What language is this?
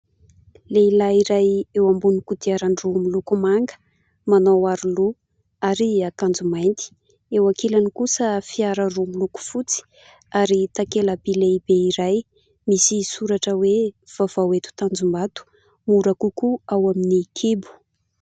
Malagasy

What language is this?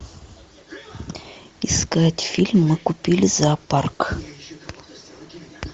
Russian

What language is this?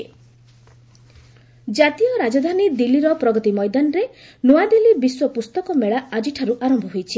Odia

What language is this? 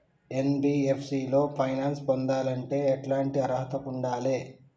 Telugu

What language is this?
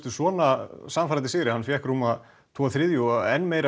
Icelandic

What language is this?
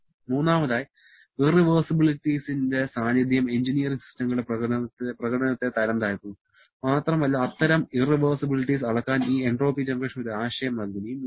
Malayalam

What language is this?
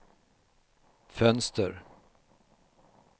Swedish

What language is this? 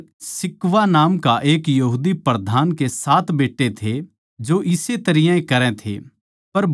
Haryanvi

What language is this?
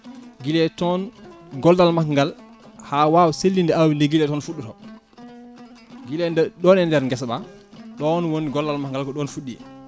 Fula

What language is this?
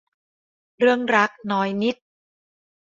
Thai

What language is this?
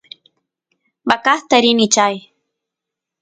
Santiago del Estero Quichua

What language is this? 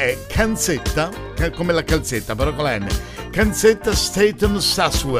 Italian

